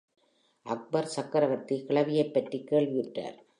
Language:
Tamil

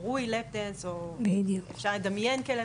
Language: Hebrew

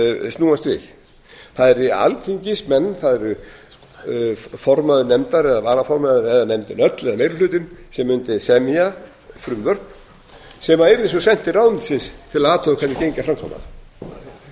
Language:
Icelandic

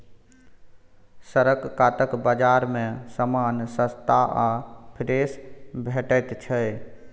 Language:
Maithili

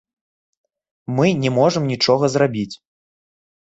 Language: Belarusian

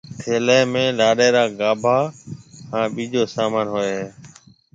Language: Marwari (Pakistan)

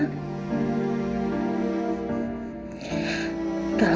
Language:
Indonesian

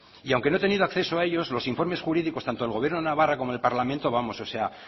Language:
Spanish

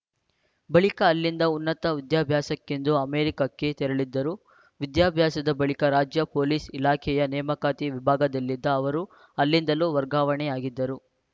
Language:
Kannada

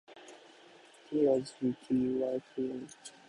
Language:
Japanese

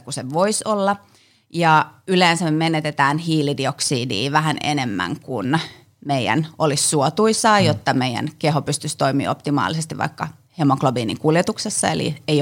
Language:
Finnish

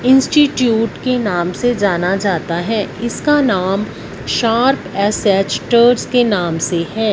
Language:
Hindi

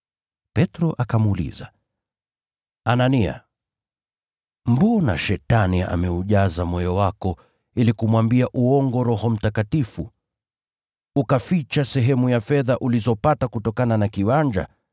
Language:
Swahili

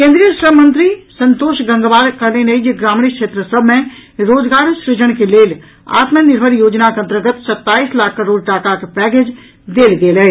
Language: Maithili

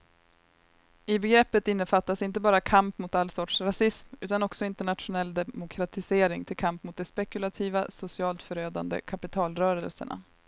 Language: Swedish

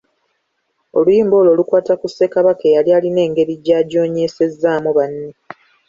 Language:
Ganda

